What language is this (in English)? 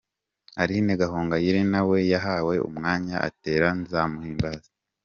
Kinyarwanda